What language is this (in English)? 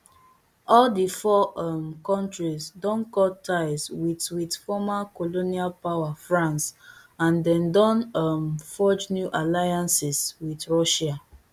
Nigerian Pidgin